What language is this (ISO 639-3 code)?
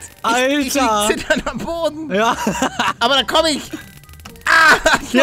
deu